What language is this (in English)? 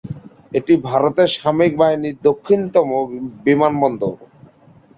Bangla